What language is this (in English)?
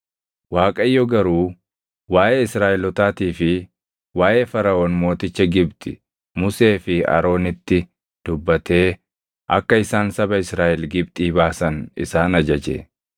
Oromo